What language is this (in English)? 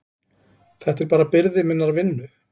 Icelandic